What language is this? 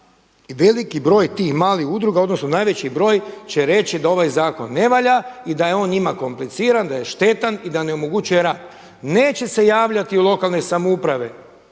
Croatian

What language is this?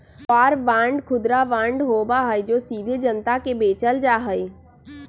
Magahi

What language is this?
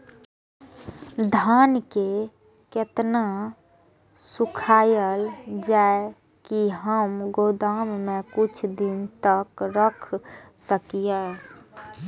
Maithili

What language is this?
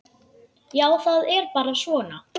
Icelandic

